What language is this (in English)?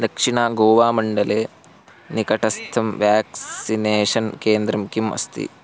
Sanskrit